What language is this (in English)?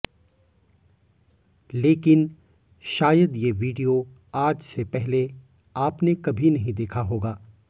Hindi